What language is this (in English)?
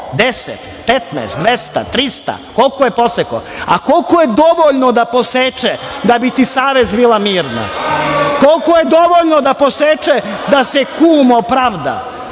Serbian